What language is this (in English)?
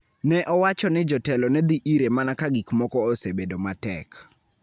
Luo (Kenya and Tanzania)